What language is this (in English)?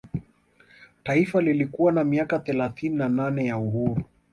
Swahili